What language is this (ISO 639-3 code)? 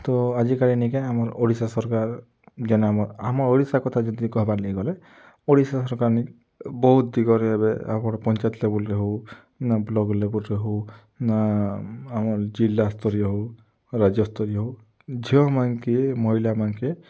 ori